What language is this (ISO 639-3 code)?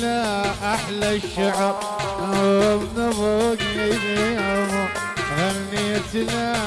ara